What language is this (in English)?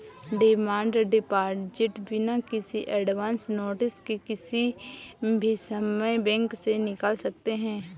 Hindi